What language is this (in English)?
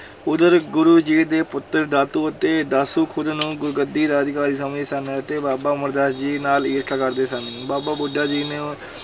Punjabi